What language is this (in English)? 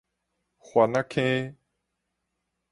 Min Nan Chinese